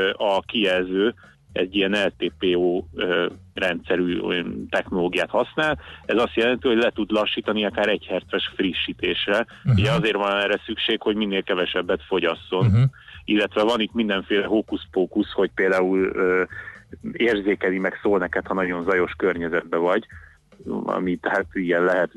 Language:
Hungarian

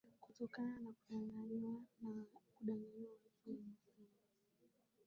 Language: Swahili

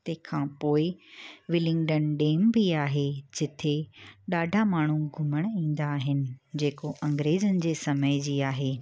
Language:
Sindhi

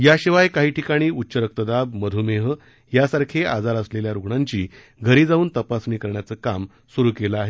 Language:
Marathi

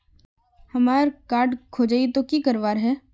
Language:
Magahi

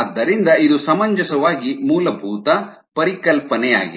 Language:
Kannada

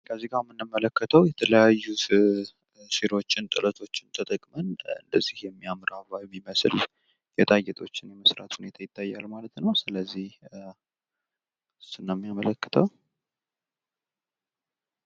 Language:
Amharic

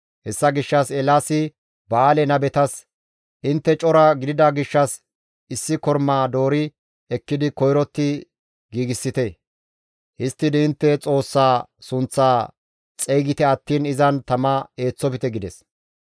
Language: Gamo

